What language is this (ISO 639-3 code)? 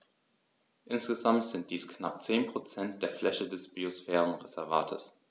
deu